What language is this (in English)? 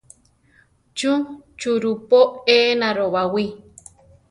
Central Tarahumara